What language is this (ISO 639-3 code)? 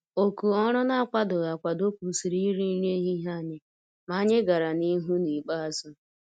ibo